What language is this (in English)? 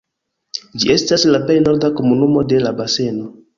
Esperanto